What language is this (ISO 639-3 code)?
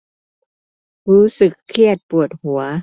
tha